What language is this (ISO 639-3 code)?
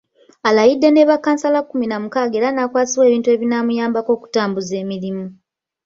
lug